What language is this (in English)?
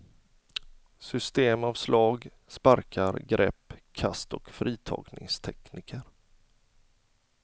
Swedish